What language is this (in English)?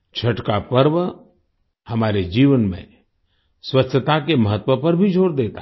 Hindi